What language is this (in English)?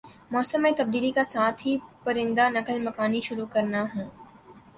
Urdu